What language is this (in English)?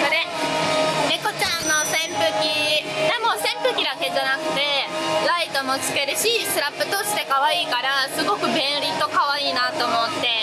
Japanese